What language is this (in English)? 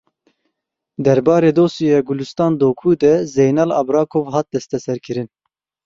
Kurdish